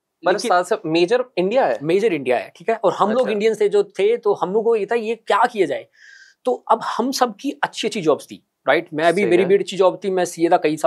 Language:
Hindi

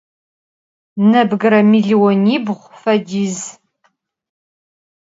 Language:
Adyghe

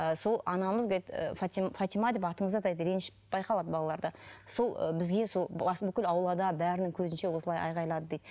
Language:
Kazakh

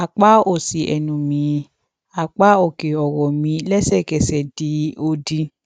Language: Yoruba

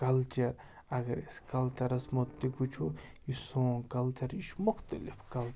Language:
Kashmiri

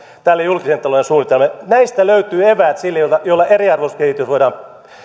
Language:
Finnish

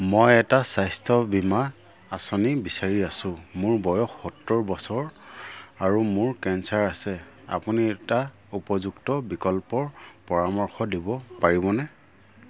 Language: Assamese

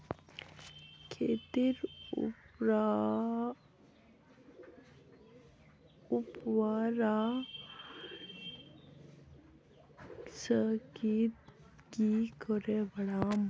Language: Magahi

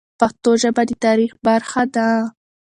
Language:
Pashto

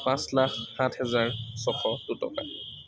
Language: Assamese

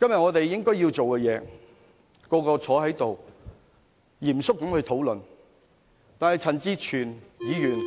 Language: Cantonese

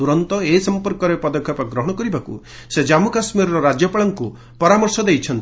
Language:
Odia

